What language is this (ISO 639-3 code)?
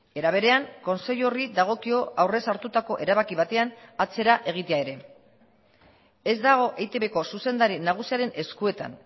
eus